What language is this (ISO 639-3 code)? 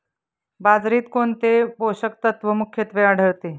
mar